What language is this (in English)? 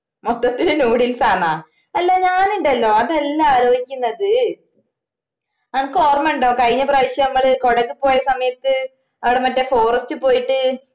Malayalam